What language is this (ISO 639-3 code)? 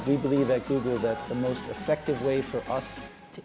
ind